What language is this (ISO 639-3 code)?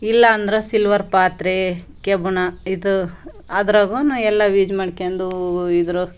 kan